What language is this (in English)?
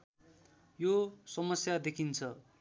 Nepali